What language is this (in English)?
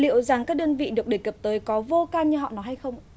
Vietnamese